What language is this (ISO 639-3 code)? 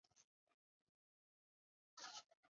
zho